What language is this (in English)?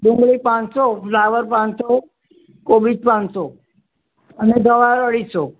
Gujarati